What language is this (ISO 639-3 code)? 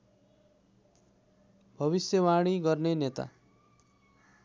nep